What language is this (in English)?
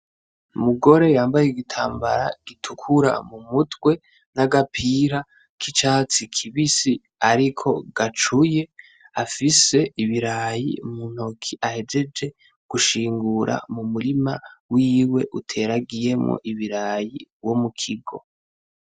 Rundi